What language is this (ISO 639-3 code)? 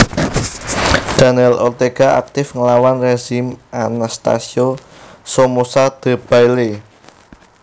jav